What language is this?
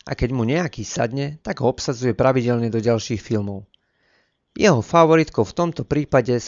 Slovak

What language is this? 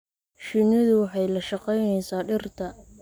Somali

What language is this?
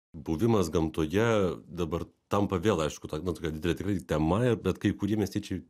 Lithuanian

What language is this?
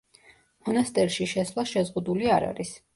Georgian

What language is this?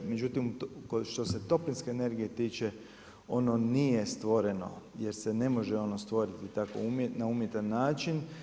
Croatian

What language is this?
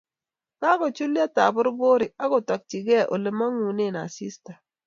Kalenjin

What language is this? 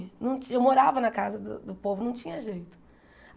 Portuguese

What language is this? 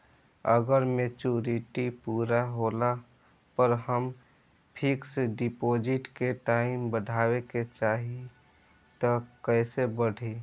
Bhojpuri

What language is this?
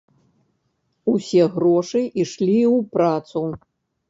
Belarusian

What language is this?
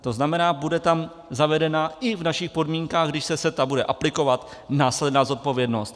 Czech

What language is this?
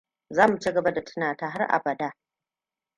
Hausa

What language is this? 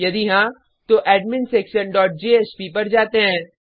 Hindi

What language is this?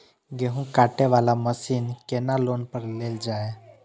Maithili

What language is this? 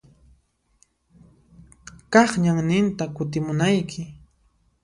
Puno Quechua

